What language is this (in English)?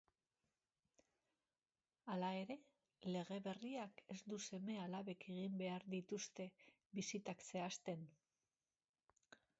Basque